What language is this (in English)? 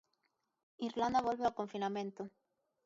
Galician